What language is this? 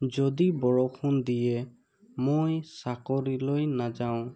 Assamese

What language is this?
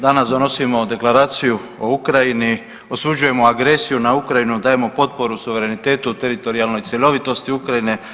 Croatian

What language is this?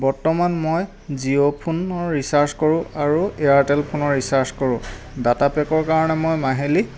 Assamese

